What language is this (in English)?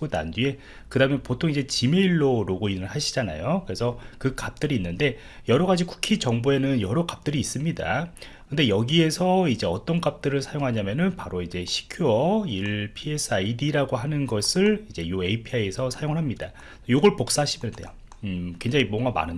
Korean